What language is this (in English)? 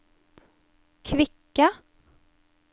Norwegian